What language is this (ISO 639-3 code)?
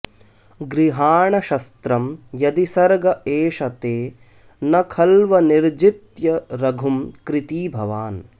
san